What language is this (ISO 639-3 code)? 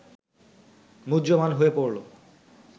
ben